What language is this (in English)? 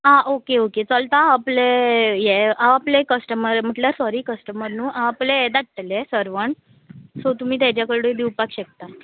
Konkani